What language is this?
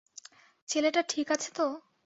Bangla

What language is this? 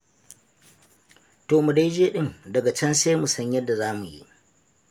Hausa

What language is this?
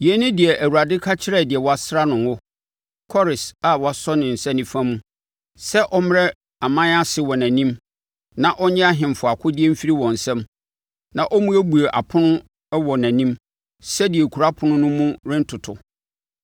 Akan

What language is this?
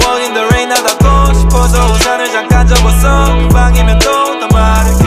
Korean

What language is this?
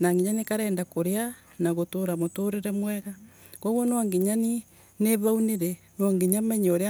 Embu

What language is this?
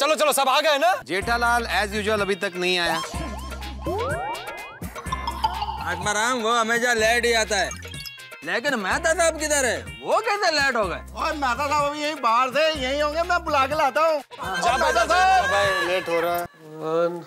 Hindi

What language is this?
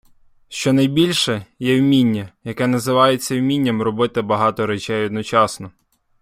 Ukrainian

